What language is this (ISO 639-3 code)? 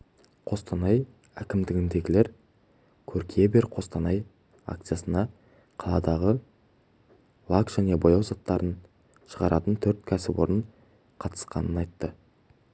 kaz